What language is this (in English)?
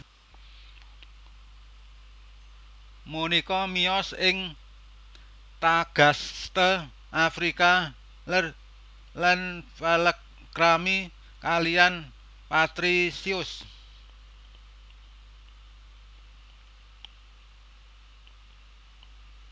Javanese